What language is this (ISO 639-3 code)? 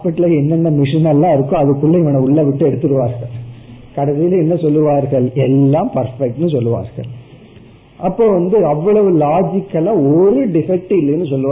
tam